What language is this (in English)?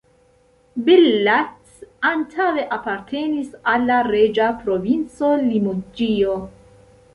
Esperanto